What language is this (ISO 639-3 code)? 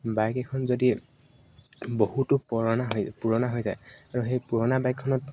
asm